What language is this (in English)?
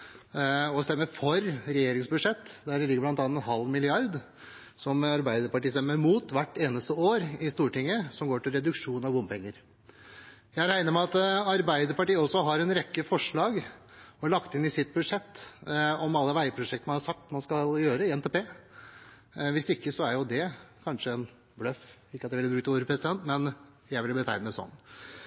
Norwegian Bokmål